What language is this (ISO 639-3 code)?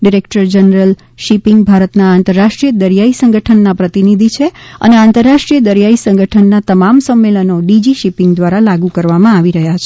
guj